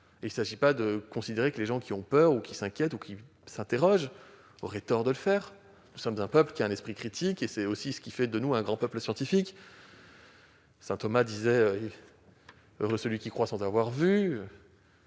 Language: French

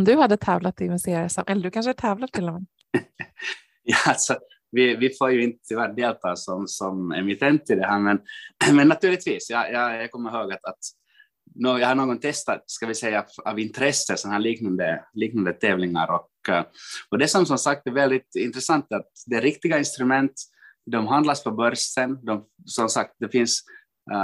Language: Swedish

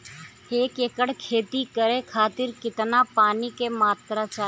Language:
Bhojpuri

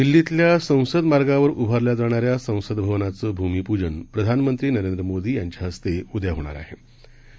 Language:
Marathi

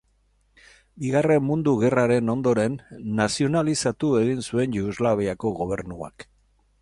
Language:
Basque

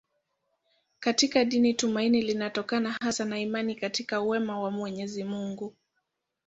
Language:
Swahili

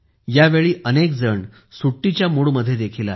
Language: Marathi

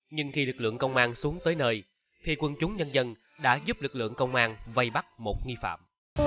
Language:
Vietnamese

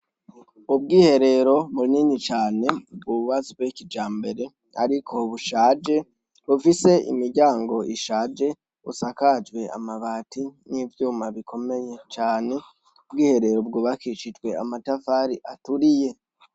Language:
Rundi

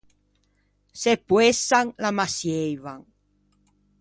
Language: Ligurian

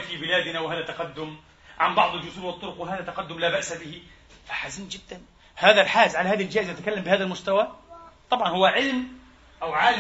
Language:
Arabic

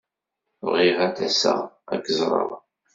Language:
Kabyle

